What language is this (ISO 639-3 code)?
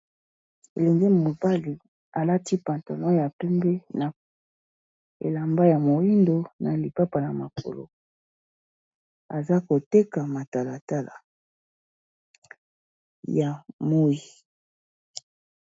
lin